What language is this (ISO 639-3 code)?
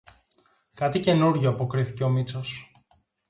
ell